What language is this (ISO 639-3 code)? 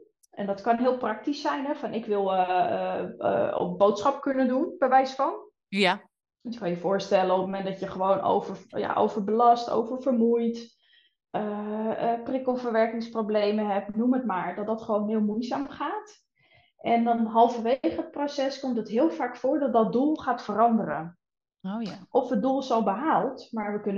nld